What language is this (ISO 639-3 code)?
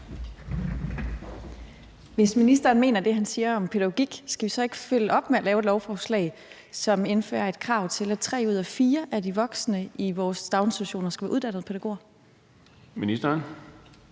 dan